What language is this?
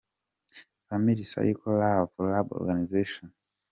Kinyarwanda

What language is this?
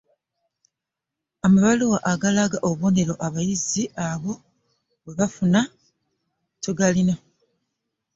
Ganda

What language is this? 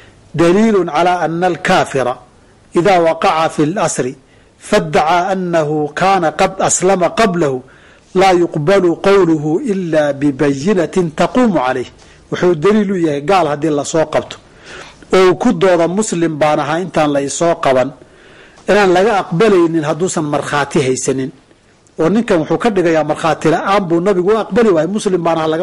Arabic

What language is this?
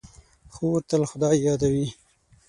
Pashto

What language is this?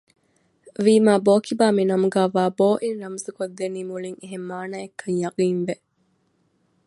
Divehi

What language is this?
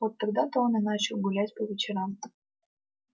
Russian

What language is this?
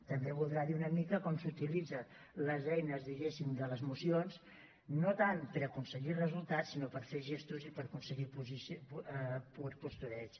Catalan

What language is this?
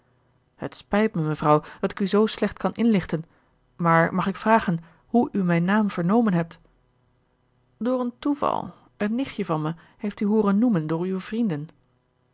Dutch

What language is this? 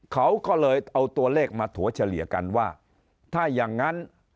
Thai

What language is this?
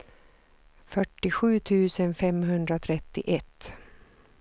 Swedish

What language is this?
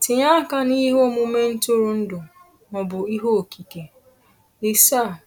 Igbo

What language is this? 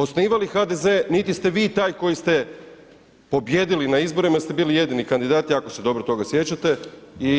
Croatian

